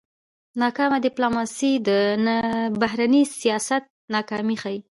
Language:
Pashto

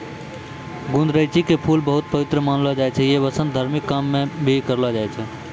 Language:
Maithili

